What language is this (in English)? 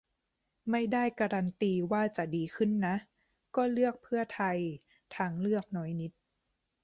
Thai